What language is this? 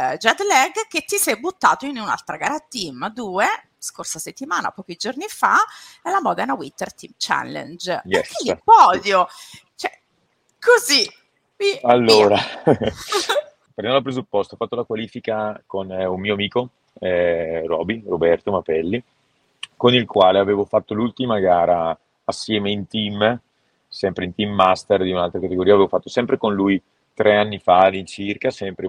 Italian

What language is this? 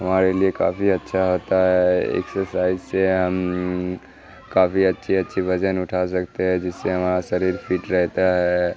Urdu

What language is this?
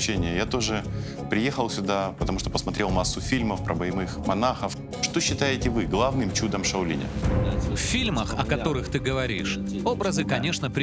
Russian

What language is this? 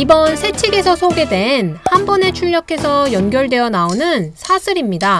Korean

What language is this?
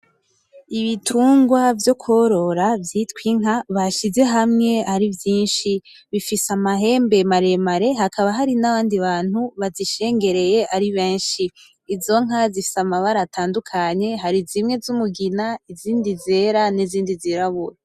Rundi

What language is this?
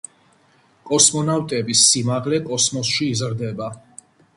Georgian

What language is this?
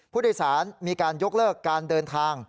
Thai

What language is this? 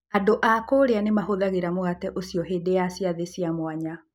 Kikuyu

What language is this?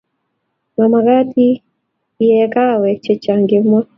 Kalenjin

